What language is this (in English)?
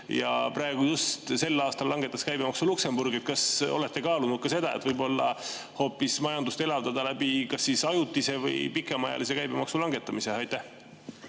Estonian